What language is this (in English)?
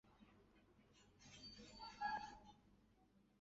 Chinese